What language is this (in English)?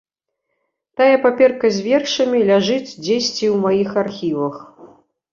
Belarusian